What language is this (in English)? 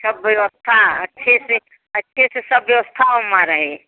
Hindi